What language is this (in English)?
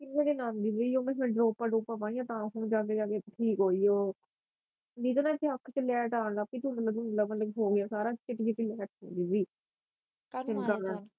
Punjabi